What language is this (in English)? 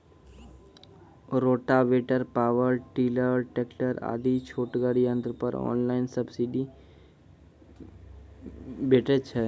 Maithili